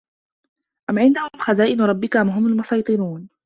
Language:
Arabic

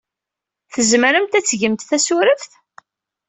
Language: Kabyle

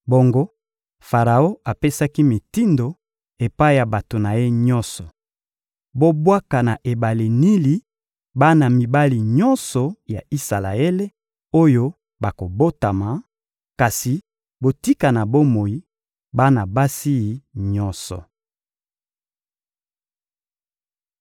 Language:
Lingala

